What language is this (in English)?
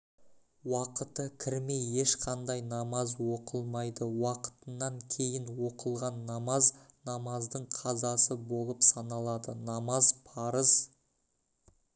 Kazakh